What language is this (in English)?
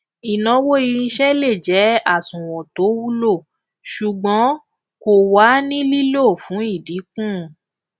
Yoruba